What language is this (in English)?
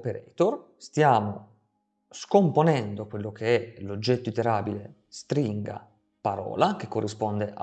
Italian